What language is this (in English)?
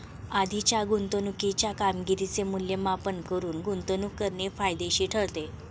Marathi